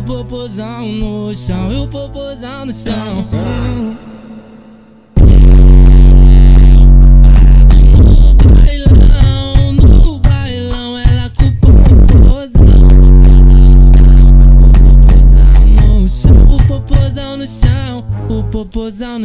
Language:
Portuguese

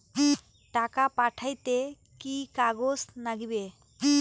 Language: Bangla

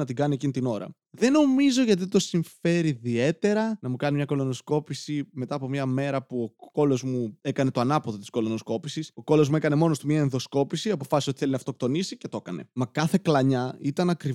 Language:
Greek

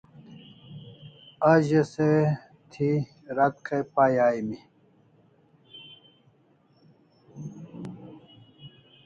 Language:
Kalasha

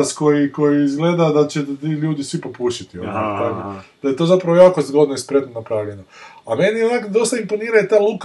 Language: Croatian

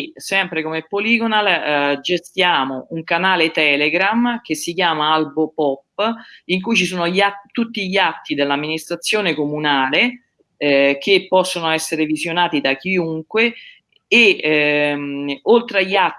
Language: Italian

